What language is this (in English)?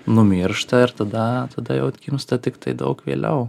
Lithuanian